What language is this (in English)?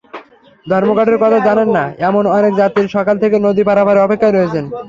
Bangla